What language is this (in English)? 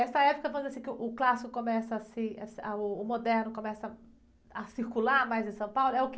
Portuguese